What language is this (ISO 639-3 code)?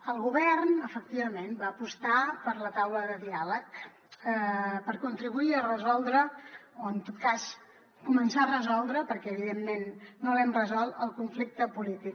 cat